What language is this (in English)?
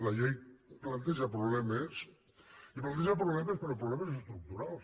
Catalan